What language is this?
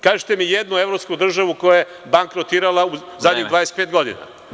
Serbian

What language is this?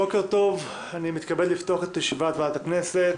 Hebrew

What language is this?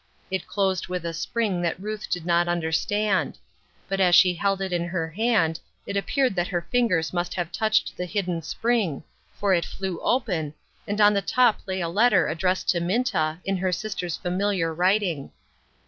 English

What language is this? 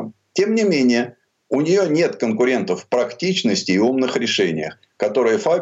Russian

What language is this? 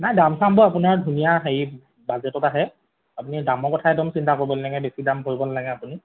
Assamese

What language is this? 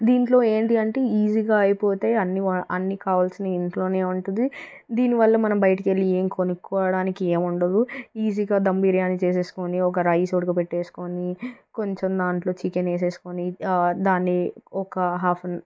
Telugu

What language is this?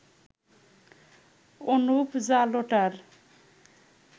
Bangla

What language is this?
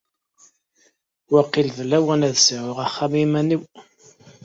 Kabyle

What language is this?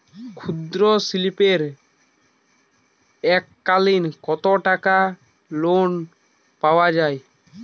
Bangla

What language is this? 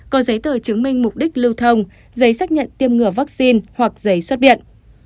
Vietnamese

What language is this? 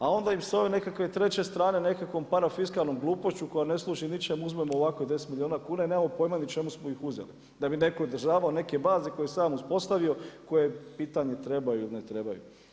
Croatian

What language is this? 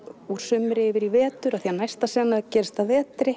Icelandic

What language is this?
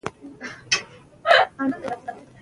Pashto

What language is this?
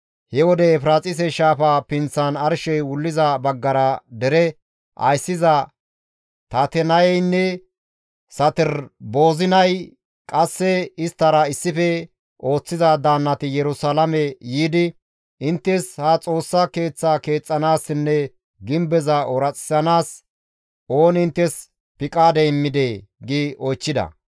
Gamo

